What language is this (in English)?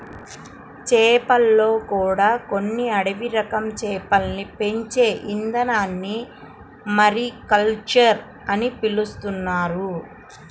Telugu